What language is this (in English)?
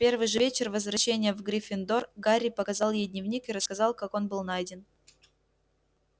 Russian